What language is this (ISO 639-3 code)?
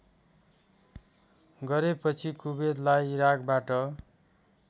nep